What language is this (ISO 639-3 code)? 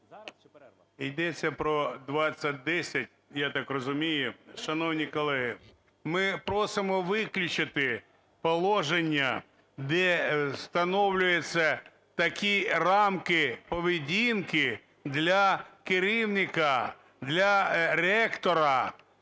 ukr